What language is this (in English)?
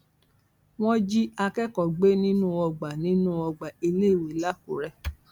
Yoruba